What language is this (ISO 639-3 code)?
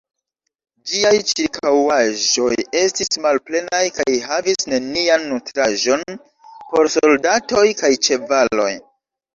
epo